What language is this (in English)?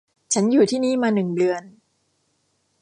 Thai